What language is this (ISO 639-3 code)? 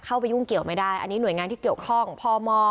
tha